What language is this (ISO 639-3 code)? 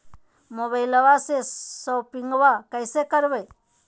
mag